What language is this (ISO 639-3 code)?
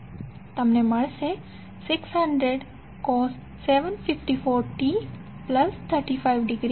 guj